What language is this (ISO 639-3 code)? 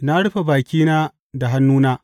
hau